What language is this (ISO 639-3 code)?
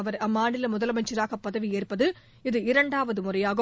tam